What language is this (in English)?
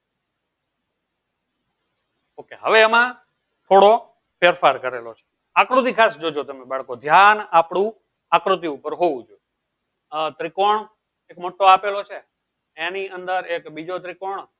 Gujarati